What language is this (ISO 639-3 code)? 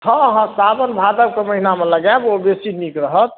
mai